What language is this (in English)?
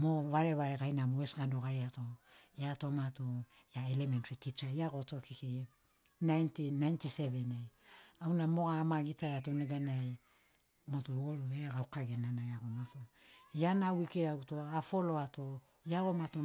Sinaugoro